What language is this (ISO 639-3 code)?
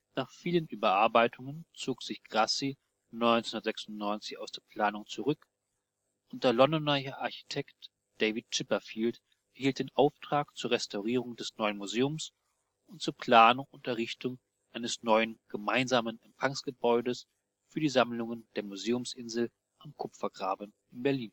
deu